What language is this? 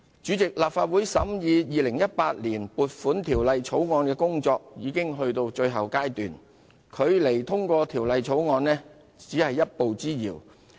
Cantonese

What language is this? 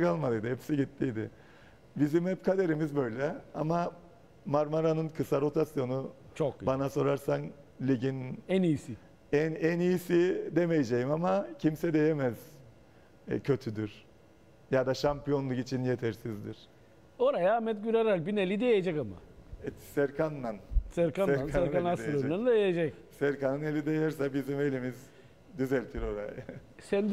Turkish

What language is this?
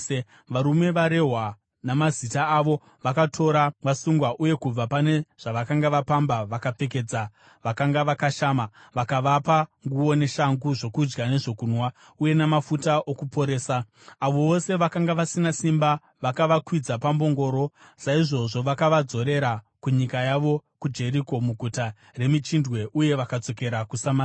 Shona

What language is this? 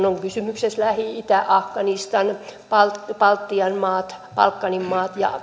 Finnish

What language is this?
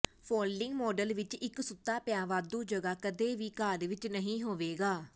Punjabi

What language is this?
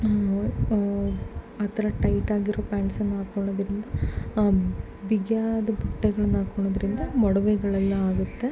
Kannada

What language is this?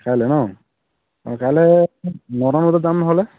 Assamese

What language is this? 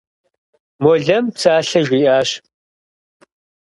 Kabardian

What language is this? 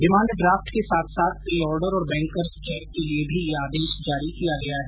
Hindi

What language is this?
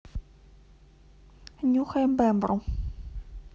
Russian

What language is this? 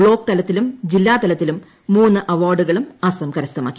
Malayalam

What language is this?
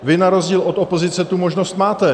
Czech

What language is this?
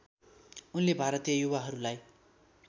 Nepali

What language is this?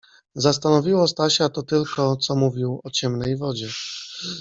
Polish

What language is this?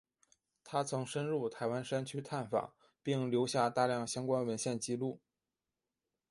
Chinese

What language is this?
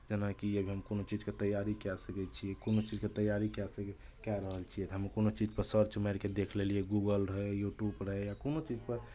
Maithili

